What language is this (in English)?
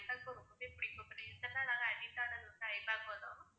Tamil